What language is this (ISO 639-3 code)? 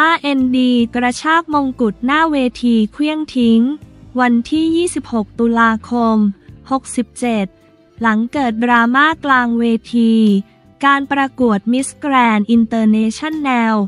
tha